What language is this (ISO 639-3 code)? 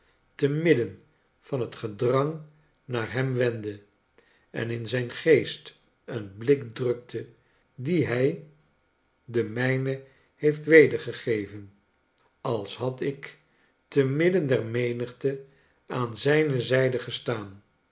nld